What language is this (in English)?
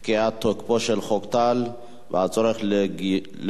Hebrew